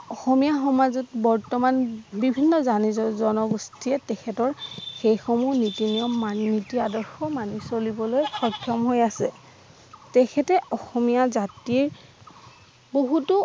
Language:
Assamese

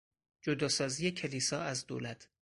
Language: Persian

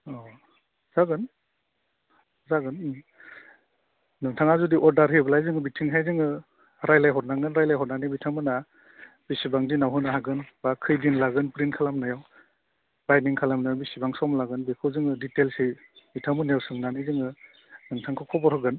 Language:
Bodo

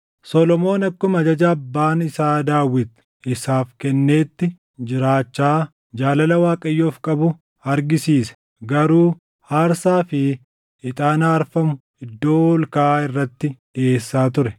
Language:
Oromo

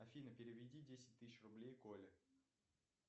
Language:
Russian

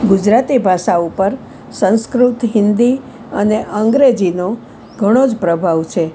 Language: Gujarati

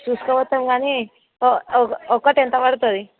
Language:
Telugu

